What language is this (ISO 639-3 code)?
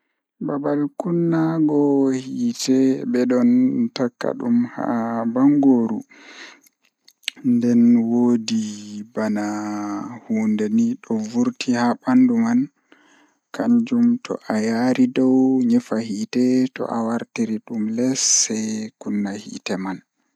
ful